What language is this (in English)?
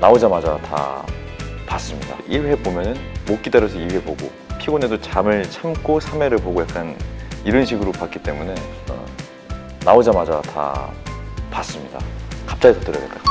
Korean